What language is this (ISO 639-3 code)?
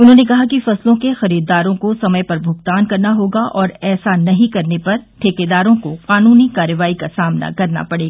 hin